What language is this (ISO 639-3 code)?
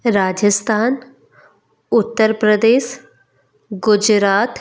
hin